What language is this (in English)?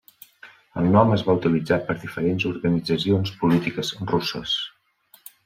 Catalan